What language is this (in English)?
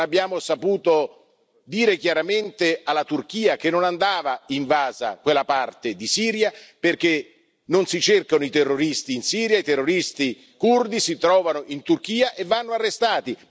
Italian